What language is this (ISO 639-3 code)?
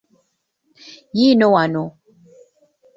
lug